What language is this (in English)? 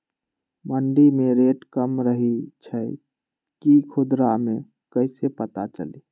Magahi